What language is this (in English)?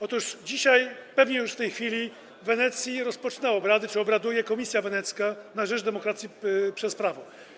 Polish